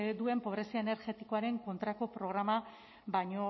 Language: Basque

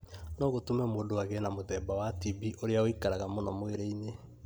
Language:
Kikuyu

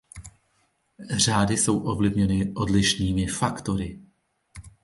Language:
Czech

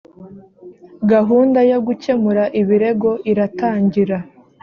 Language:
Kinyarwanda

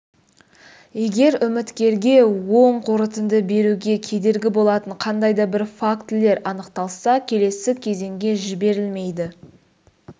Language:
Kazakh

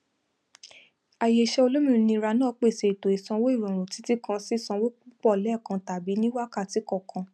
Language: Yoruba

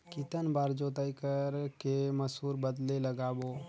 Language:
Chhattisgarhi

